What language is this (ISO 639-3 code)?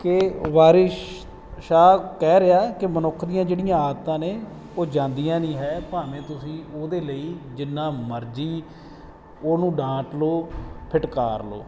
pan